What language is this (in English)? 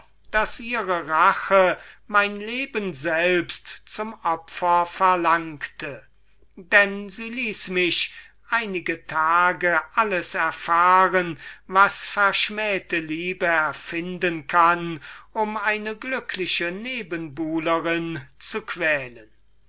German